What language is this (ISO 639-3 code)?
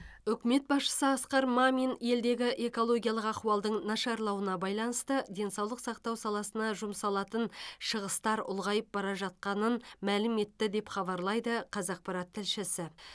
kaz